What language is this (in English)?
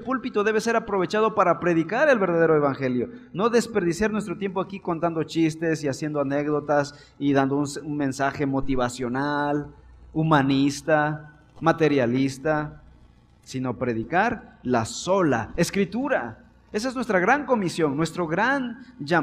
Spanish